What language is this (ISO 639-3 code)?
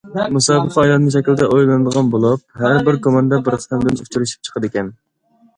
uig